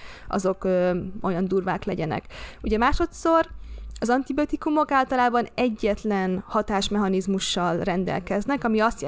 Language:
Hungarian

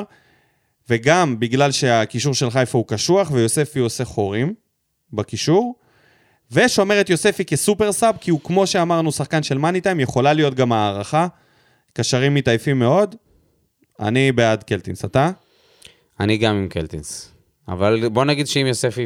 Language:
Hebrew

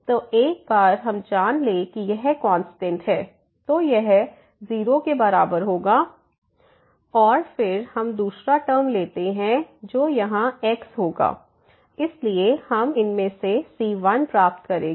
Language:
Hindi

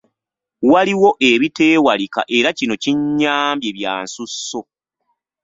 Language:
Ganda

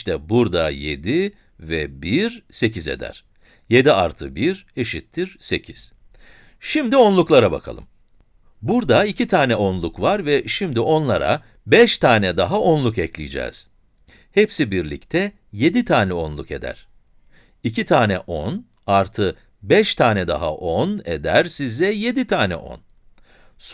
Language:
Turkish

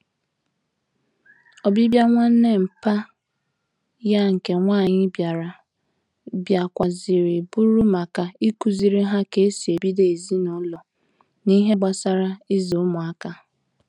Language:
Igbo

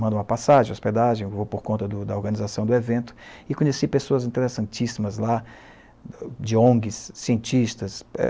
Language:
Portuguese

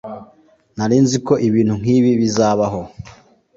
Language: Kinyarwanda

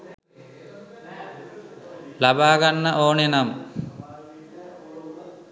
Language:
Sinhala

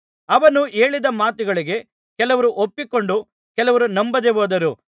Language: Kannada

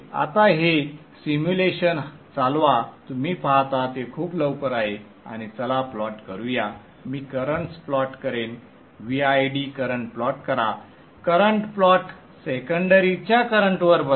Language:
Marathi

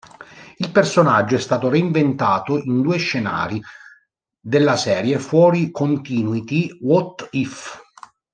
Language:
Italian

